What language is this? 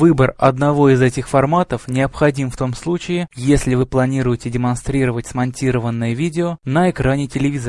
Russian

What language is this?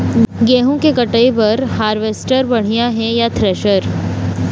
Chhattisgarhi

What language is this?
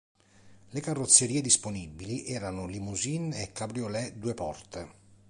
Italian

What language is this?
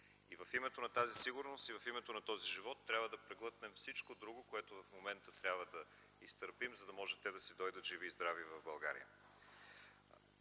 Bulgarian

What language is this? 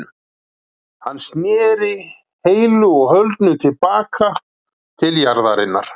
Icelandic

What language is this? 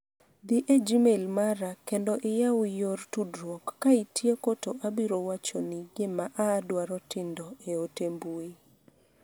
Luo (Kenya and Tanzania)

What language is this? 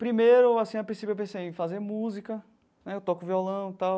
Portuguese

